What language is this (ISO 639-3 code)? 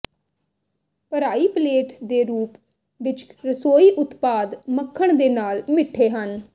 pan